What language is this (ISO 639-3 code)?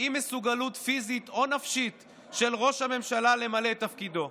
heb